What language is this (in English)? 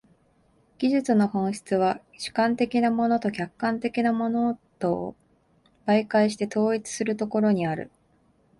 Japanese